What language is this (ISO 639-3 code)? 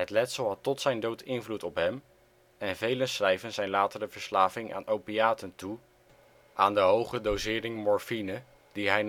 nld